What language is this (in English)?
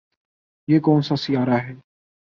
Urdu